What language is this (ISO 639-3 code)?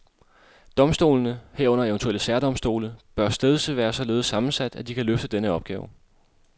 dan